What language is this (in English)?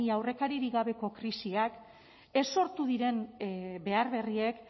Basque